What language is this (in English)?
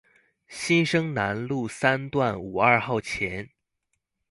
Chinese